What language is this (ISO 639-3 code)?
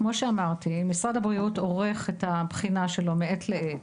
heb